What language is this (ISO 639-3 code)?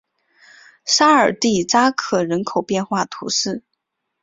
zho